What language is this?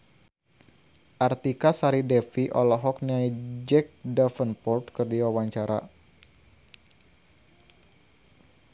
Sundanese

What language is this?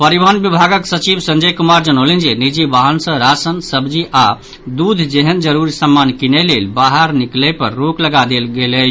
Maithili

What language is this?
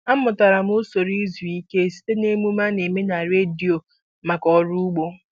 Igbo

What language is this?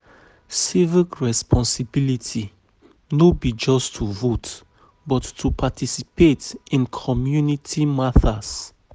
Nigerian Pidgin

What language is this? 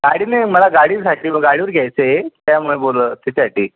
Marathi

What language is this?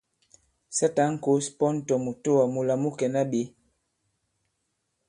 Bankon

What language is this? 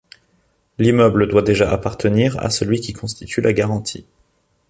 French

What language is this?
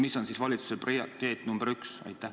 Estonian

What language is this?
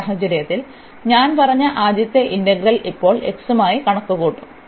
Malayalam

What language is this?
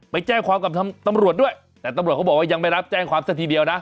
Thai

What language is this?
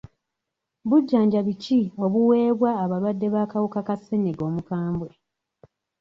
Ganda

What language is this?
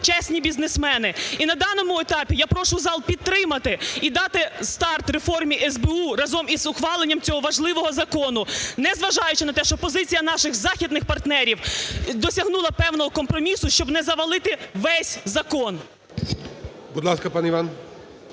Ukrainian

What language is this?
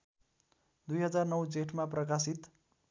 Nepali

